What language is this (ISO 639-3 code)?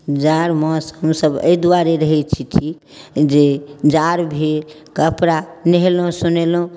mai